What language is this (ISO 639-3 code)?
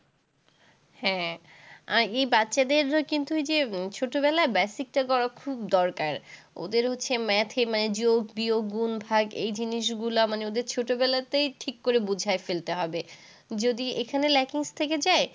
ben